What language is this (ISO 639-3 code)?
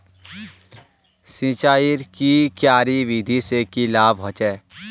mag